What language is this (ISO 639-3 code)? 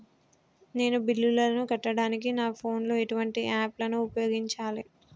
tel